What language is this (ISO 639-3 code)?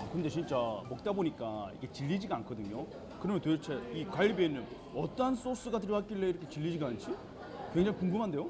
kor